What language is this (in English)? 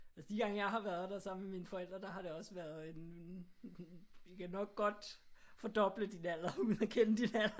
Danish